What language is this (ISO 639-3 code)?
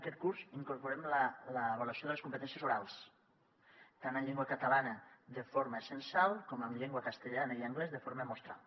cat